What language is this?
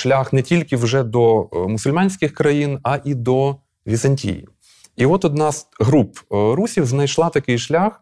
Ukrainian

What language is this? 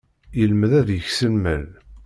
Kabyle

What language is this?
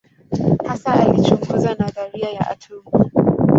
Swahili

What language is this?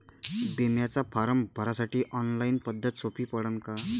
Marathi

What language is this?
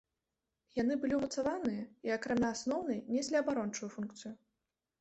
Belarusian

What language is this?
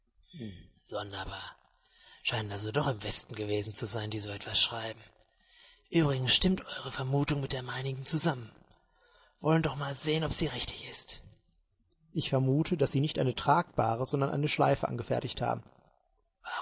German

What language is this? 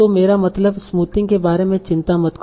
Hindi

